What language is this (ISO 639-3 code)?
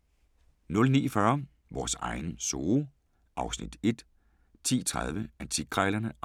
dan